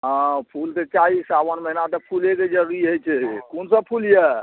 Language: Maithili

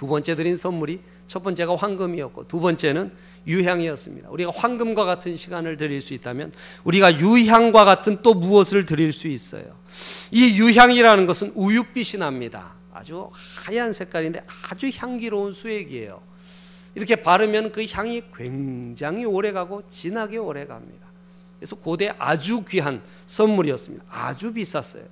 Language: Korean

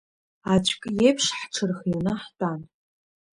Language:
Abkhazian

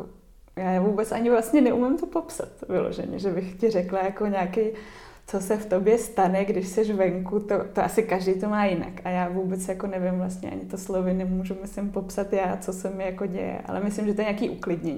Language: Czech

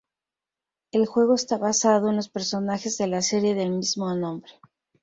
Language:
Spanish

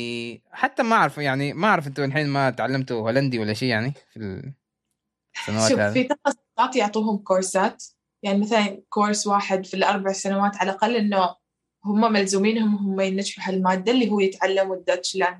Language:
Arabic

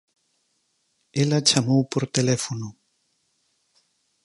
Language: Galician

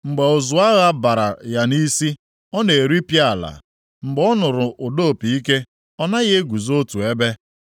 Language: Igbo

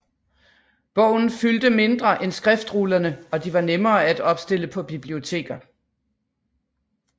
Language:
Danish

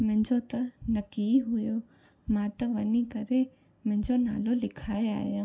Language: Sindhi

